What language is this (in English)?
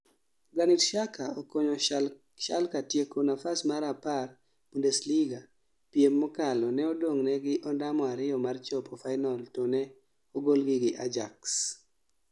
Luo (Kenya and Tanzania)